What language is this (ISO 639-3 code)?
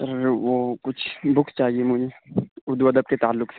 urd